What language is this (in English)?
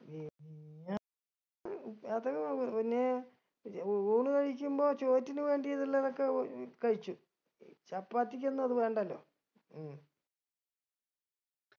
Malayalam